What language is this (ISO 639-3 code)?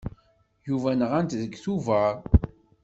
kab